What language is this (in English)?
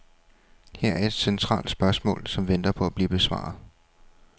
Danish